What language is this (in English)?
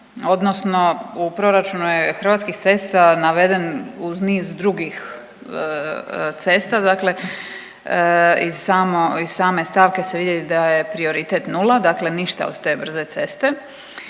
Croatian